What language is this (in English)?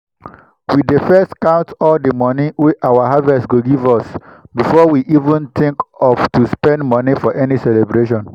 Nigerian Pidgin